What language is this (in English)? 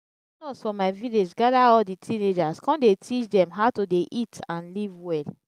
Nigerian Pidgin